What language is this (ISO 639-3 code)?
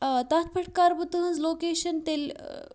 kas